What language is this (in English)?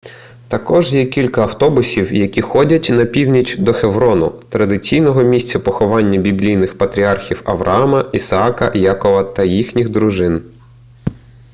Ukrainian